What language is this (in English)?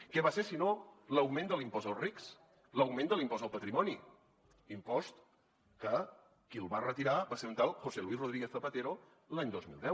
Catalan